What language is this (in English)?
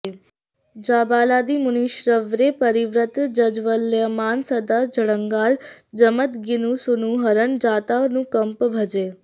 Sanskrit